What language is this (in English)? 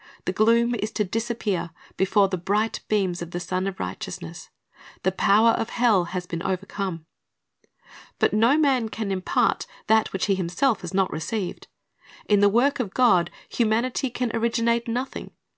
English